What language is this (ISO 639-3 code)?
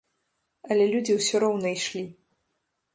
bel